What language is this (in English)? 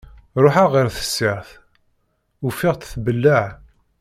Kabyle